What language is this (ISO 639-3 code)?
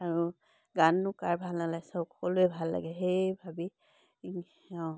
asm